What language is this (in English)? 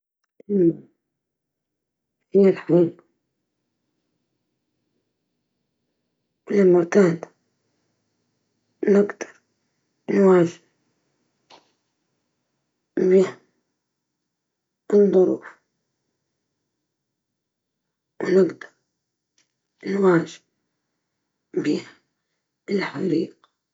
Libyan Arabic